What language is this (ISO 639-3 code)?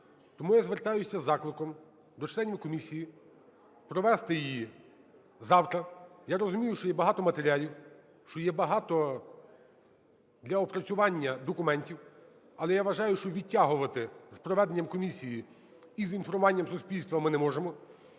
ukr